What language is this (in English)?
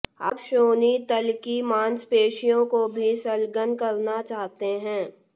Hindi